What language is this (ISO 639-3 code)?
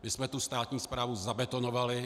ces